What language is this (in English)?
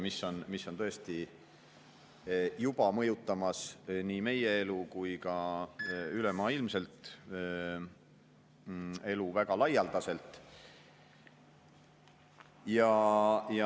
Estonian